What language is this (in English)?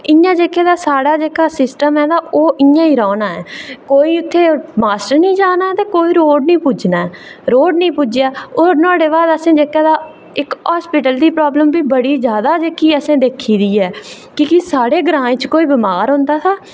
Dogri